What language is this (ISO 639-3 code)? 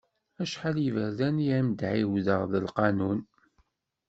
kab